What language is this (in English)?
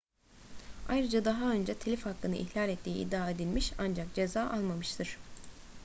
Turkish